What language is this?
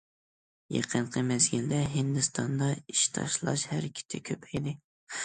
Uyghur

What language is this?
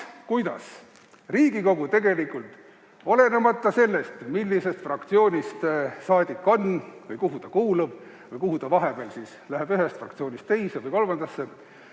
Estonian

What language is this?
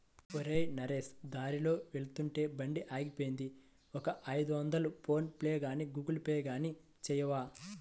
Telugu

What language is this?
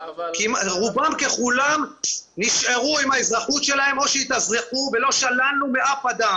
Hebrew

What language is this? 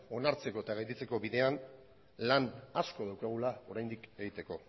Basque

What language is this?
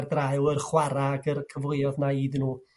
Welsh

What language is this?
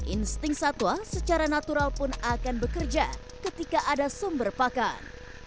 Indonesian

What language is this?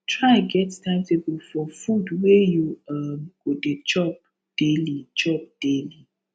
Nigerian Pidgin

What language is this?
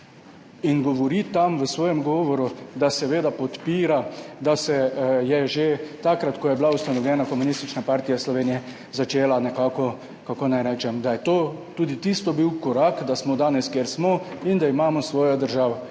Slovenian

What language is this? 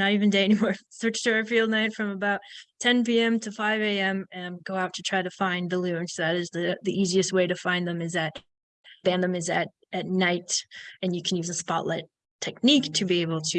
English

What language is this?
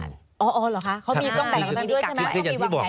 Thai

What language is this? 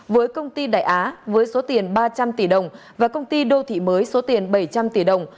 Vietnamese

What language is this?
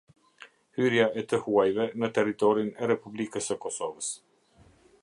Albanian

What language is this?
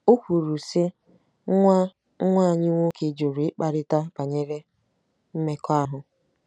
Igbo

